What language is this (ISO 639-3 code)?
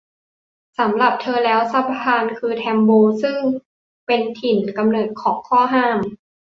tha